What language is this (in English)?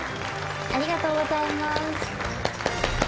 Japanese